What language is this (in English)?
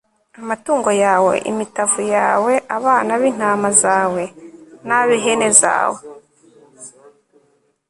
Kinyarwanda